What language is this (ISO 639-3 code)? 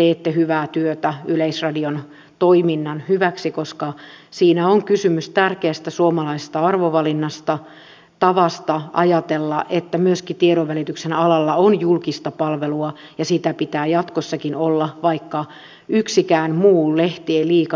fin